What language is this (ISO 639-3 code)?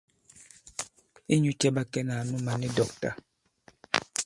abb